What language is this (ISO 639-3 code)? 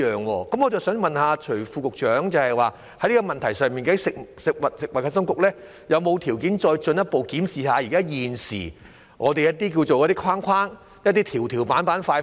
yue